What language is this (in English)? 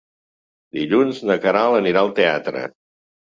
Catalan